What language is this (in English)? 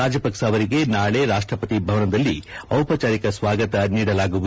Kannada